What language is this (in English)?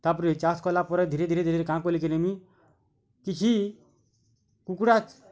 Odia